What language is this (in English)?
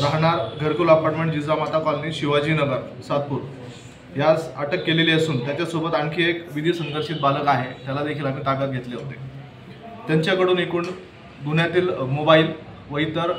Marathi